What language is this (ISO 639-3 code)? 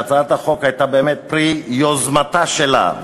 heb